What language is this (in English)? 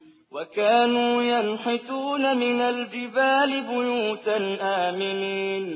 Arabic